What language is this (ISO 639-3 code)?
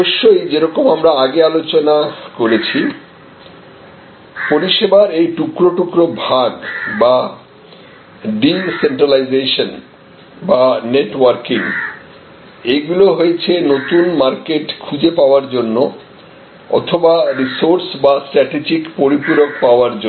ben